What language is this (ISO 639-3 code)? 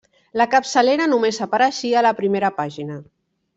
cat